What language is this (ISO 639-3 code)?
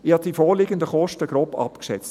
gsw